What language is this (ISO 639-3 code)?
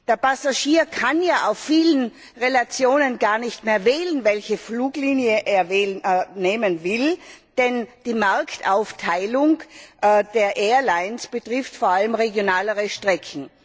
deu